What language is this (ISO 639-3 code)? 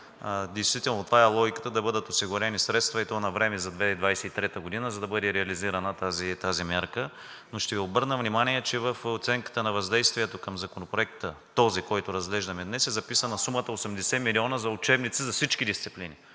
bul